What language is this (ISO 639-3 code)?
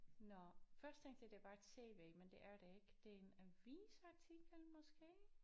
dan